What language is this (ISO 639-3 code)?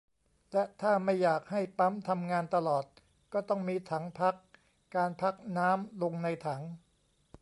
tha